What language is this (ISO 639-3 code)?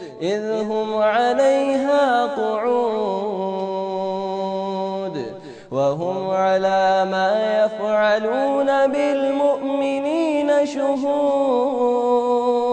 nld